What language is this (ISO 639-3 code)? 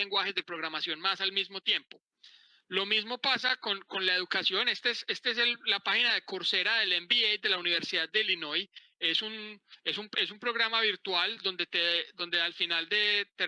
spa